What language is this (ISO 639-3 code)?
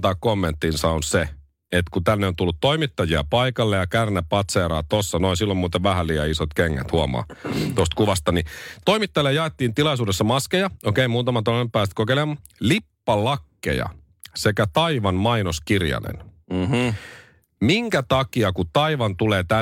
fin